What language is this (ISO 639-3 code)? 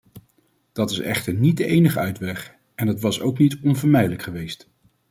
nld